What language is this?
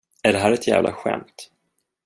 Swedish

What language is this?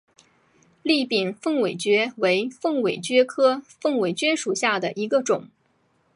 Chinese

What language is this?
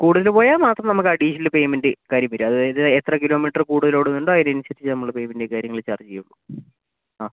Malayalam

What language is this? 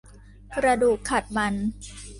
Thai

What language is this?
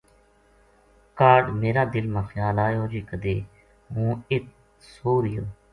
Gujari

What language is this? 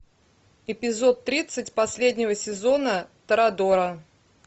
Russian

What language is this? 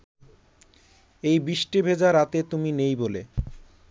Bangla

